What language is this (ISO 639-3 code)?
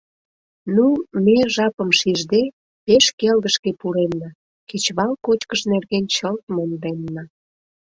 chm